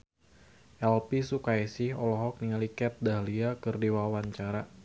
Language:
Sundanese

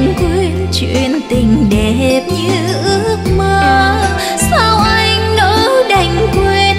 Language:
Vietnamese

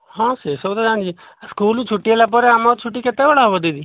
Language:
Odia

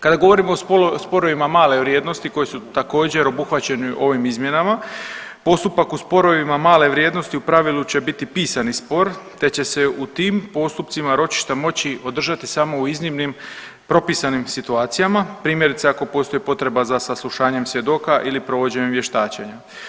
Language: Croatian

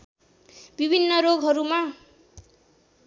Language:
Nepali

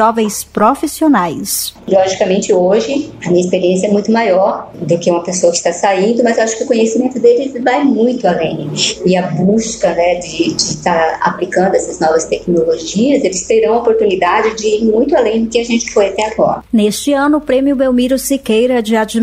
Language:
Portuguese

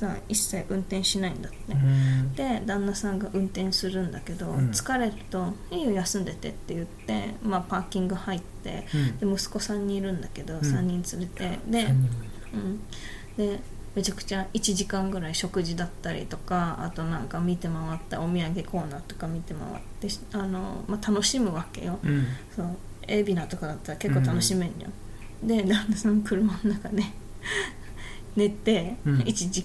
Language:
Japanese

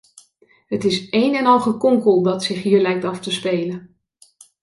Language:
Dutch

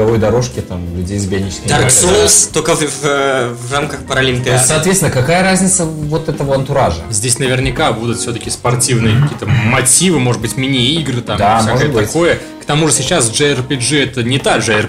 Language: Russian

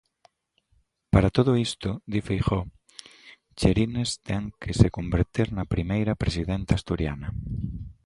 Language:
Galician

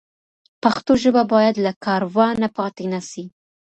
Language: Pashto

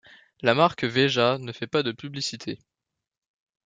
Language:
French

